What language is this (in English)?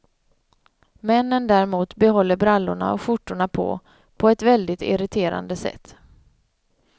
Swedish